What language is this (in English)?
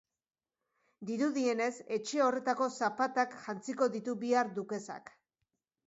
Basque